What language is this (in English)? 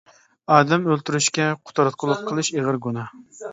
Uyghur